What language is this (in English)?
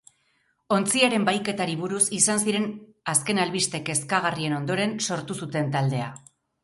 Basque